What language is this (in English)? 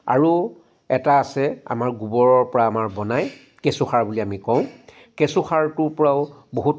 Assamese